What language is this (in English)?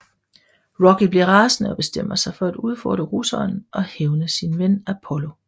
Danish